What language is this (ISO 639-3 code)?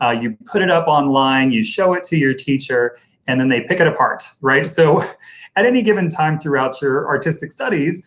eng